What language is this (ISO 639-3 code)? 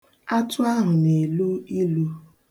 ibo